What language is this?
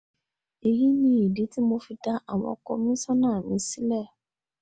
Yoruba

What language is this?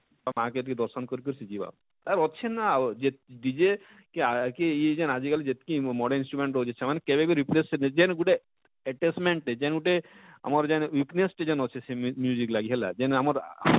Odia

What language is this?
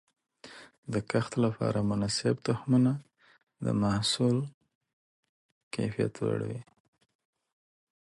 Pashto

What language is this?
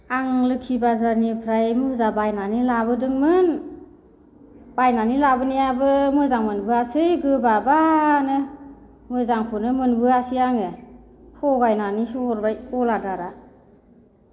Bodo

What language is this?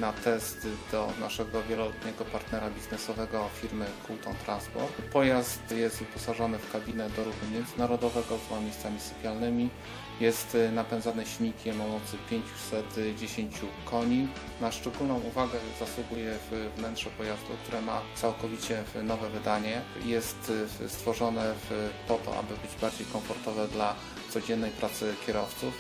Polish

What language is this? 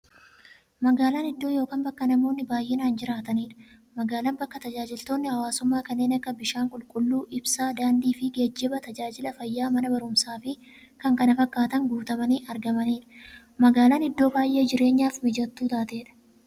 Oromo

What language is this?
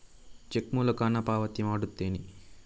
Kannada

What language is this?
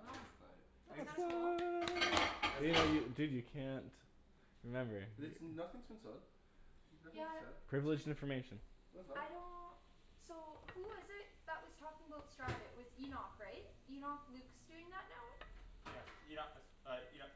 English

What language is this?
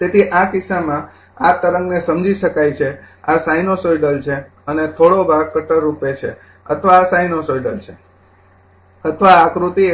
Gujarati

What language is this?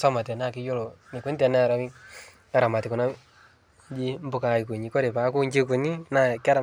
Masai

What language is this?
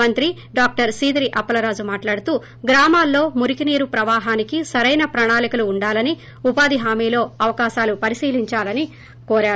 Telugu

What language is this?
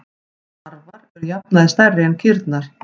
Icelandic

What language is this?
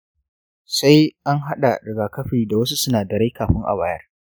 Hausa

